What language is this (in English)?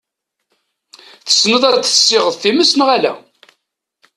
Kabyle